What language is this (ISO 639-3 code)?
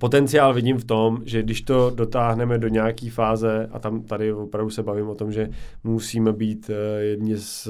ces